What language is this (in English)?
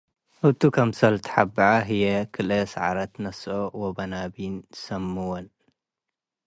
Tigre